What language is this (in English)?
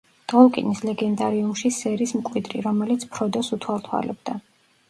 Georgian